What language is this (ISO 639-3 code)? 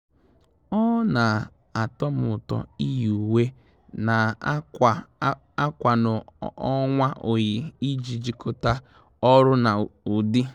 ibo